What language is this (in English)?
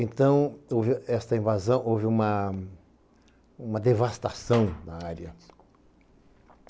Portuguese